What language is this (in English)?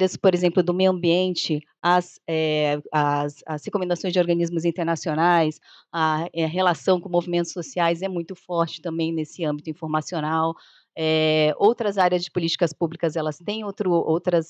Portuguese